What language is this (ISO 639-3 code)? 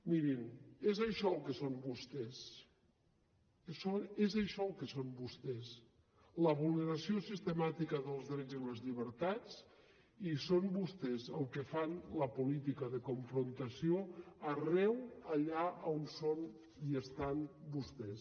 cat